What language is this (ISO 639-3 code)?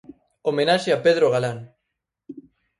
glg